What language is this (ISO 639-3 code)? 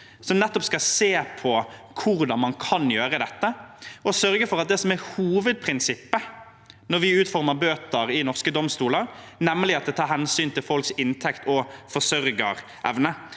nor